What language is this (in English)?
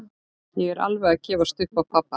Icelandic